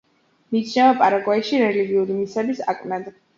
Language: Georgian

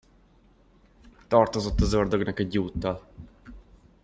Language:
Hungarian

